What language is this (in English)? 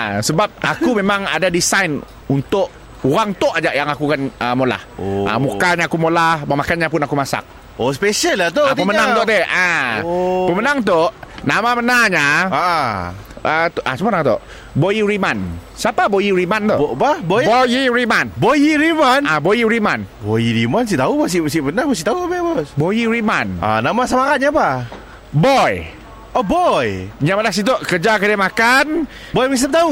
Malay